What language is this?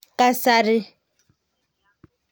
Kalenjin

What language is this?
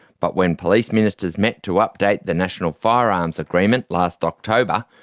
English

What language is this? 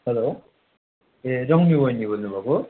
Nepali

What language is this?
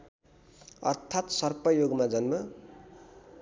Nepali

